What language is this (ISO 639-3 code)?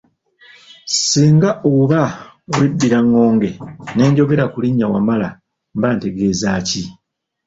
lug